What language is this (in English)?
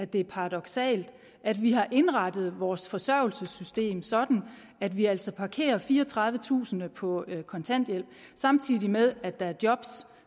Danish